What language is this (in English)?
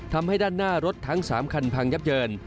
Thai